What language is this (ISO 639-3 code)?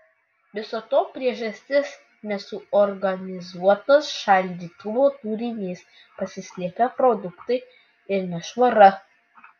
lit